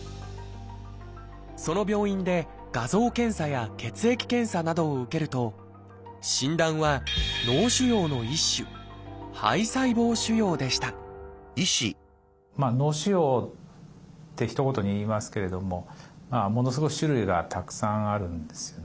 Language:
Japanese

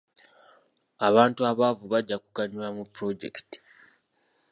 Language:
Ganda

